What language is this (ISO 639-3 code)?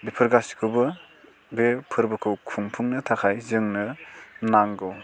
brx